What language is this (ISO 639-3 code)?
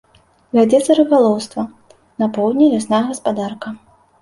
bel